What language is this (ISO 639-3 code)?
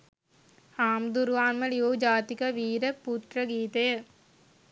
sin